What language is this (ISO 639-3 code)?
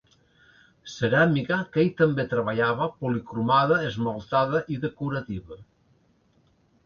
cat